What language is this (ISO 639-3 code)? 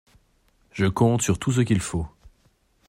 fra